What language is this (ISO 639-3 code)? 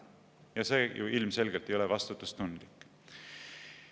est